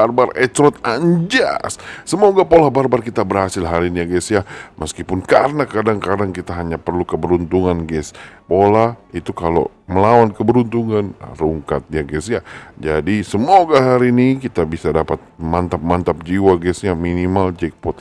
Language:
Indonesian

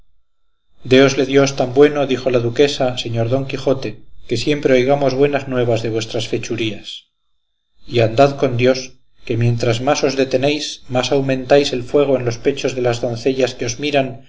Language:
Spanish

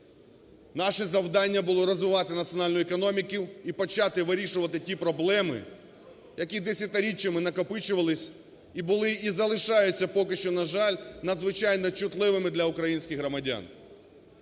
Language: Ukrainian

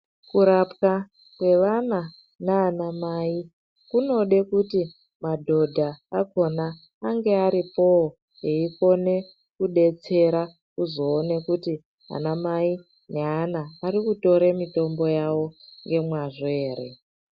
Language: Ndau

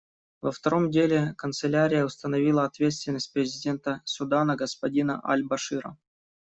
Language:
Russian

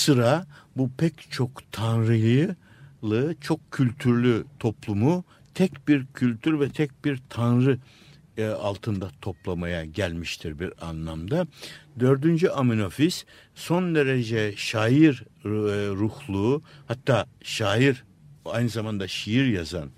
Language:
Turkish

